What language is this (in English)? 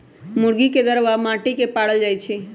Magahi